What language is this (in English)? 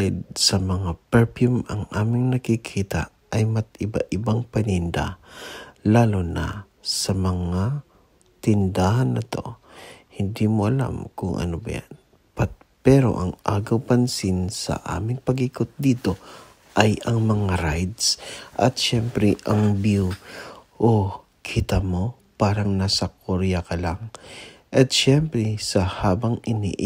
Filipino